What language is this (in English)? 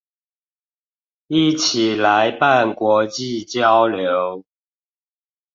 Chinese